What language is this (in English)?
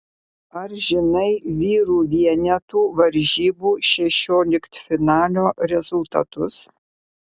Lithuanian